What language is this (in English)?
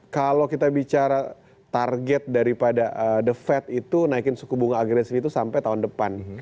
Indonesian